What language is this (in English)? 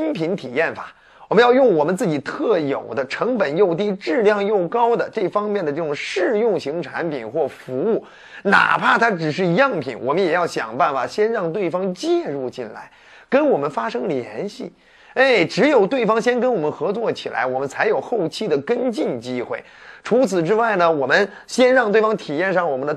Chinese